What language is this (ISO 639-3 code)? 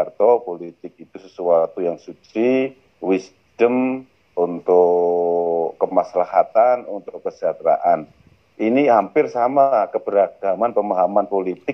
ind